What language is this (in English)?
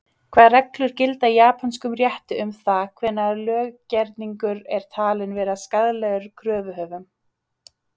Icelandic